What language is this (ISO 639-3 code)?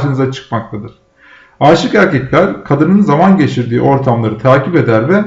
tur